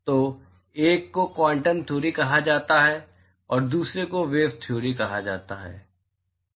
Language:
Hindi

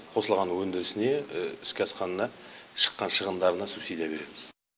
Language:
Kazakh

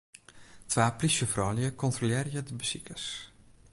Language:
Western Frisian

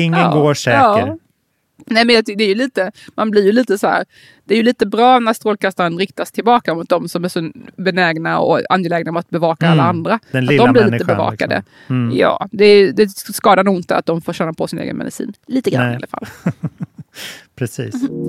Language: Swedish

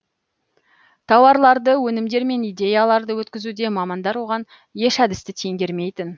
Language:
Kazakh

